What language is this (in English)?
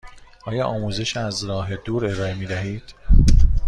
Persian